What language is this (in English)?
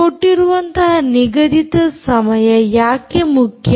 Kannada